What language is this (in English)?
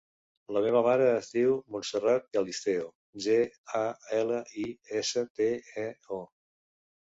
Catalan